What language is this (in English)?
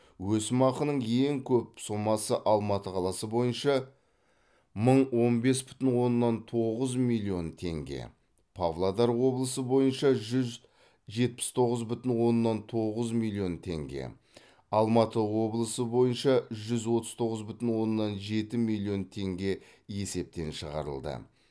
Kazakh